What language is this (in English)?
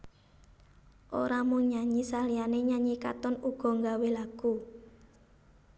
Javanese